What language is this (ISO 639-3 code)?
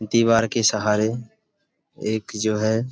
hin